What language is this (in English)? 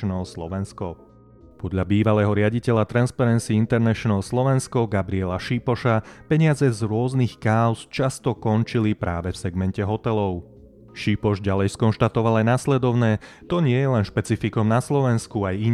Slovak